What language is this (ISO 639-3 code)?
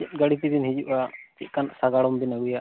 sat